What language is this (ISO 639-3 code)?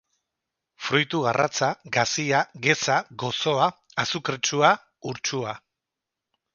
eus